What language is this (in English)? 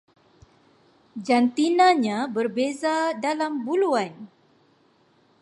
Malay